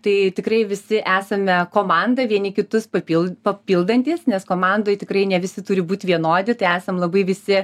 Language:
Lithuanian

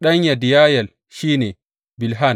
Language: Hausa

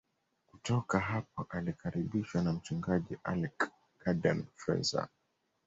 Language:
Swahili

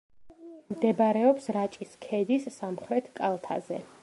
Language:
Georgian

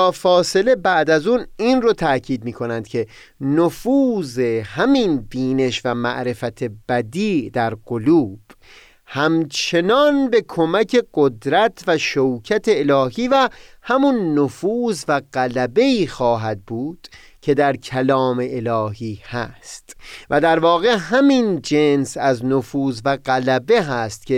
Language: Persian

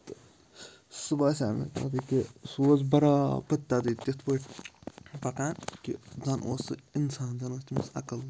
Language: Kashmiri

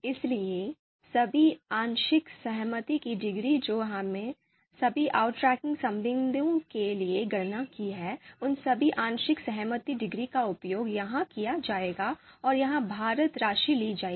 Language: Hindi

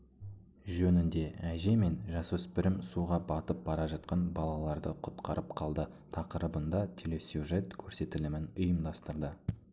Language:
Kazakh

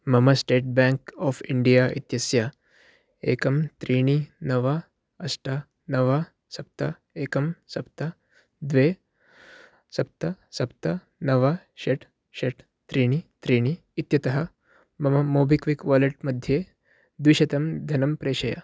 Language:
Sanskrit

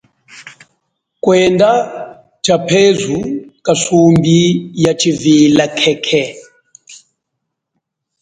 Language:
Chokwe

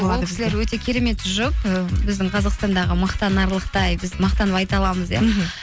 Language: Kazakh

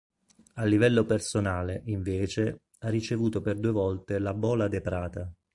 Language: Italian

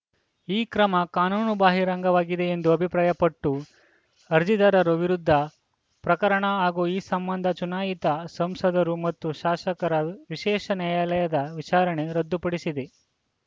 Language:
Kannada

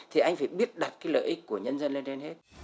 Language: Vietnamese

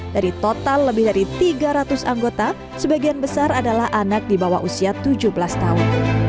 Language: Indonesian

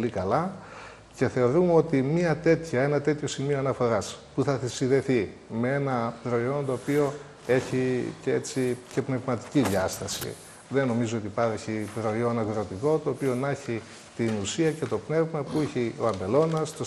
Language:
Greek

